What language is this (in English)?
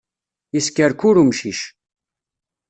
Kabyle